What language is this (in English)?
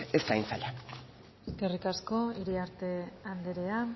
Basque